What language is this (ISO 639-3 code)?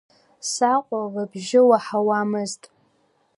abk